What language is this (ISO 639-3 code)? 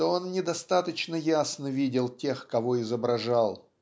rus